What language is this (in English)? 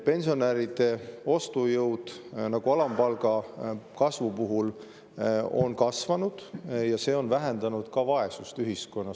Estonian